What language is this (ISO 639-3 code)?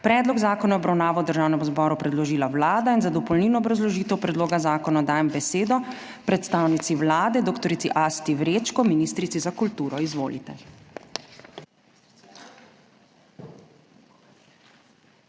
slv